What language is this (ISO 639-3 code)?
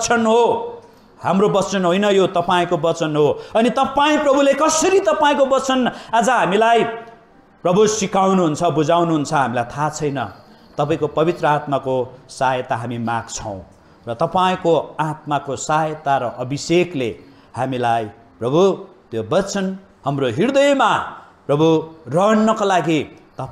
eng